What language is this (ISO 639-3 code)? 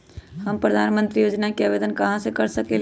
mag